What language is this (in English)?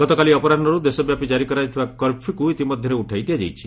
Odia